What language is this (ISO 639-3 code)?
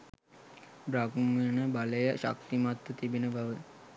sin